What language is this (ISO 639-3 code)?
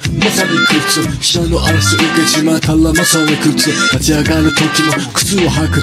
jpn